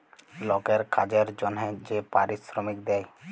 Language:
Bangla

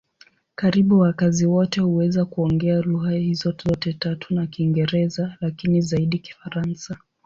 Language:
Swahili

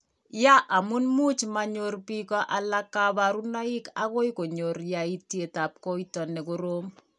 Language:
Kalenjin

